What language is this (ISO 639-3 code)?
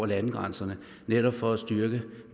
dan